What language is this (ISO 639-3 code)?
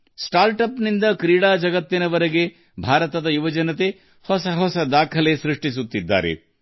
kan